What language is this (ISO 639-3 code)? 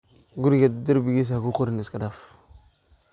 som